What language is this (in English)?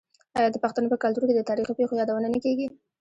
Pashto